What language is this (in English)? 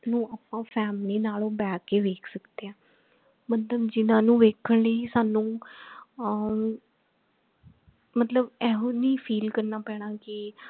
Punjabi